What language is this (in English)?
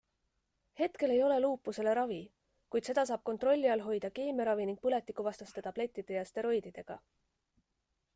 Estonian